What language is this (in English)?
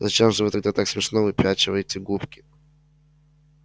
Russian